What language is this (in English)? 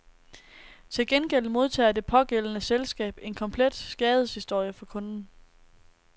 Danish